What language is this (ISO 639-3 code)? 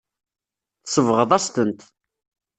kab